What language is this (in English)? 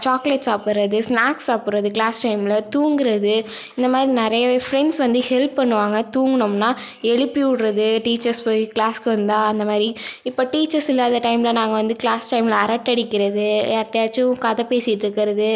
Tamil